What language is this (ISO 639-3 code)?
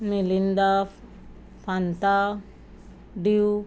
kok